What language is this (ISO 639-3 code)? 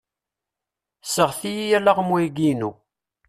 kab